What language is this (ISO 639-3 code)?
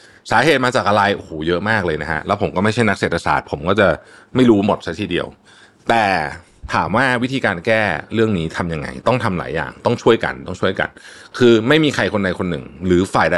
tha